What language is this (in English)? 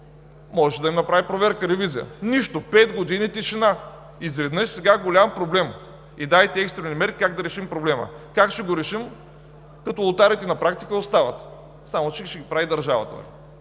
Bulgarian